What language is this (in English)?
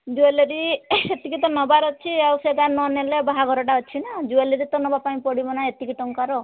Odia